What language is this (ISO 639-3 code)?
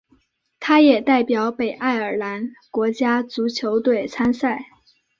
zho